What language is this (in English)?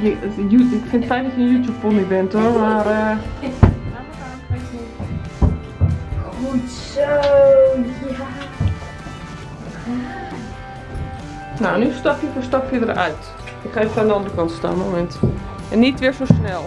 Dutch